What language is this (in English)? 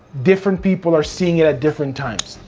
English